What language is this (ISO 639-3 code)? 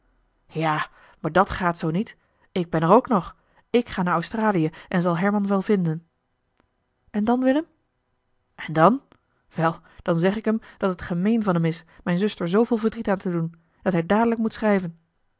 nld